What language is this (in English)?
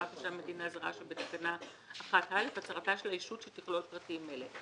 Hebrew